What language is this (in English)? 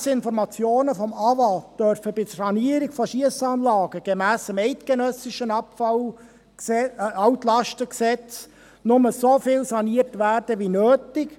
Swiss German